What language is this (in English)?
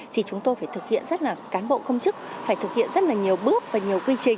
Vietnamese